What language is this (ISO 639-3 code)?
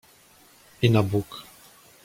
pol